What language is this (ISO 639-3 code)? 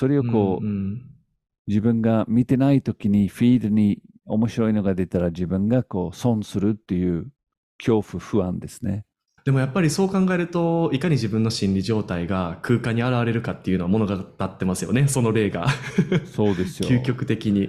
jpn